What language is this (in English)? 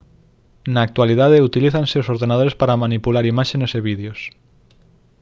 Galician